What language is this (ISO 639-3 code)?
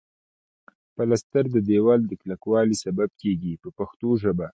pus